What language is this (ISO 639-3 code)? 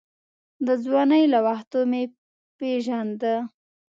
pus